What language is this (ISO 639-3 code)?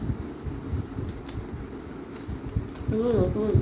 asm